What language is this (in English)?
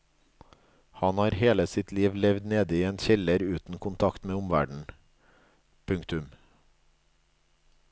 Norwegian